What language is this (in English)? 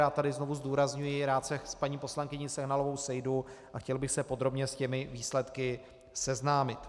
Czech